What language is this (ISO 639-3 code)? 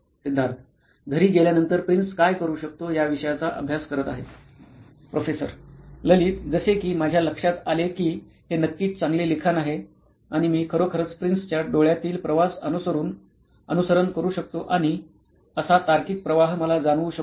mar